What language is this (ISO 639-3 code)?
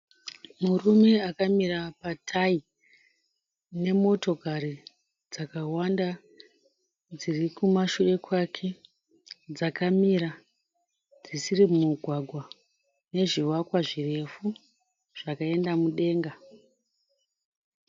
sna